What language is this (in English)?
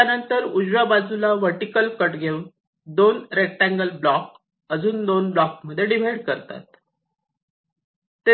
Marathi